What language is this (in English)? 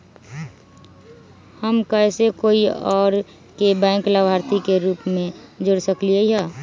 Magahi